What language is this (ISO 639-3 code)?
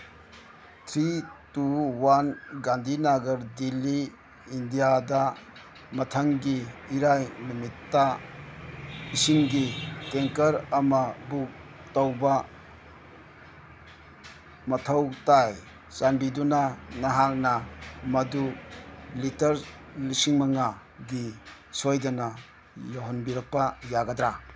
mni